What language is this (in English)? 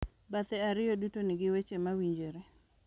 Luo (Kenya and Tanzania)